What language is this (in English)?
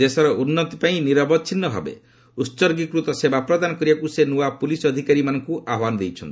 Odia